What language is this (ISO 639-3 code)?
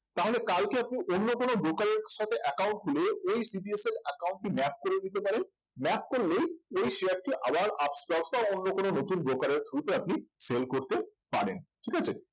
ben